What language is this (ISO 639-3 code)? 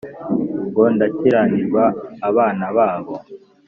kin